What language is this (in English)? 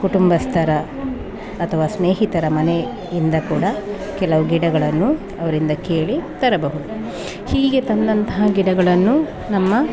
Kannada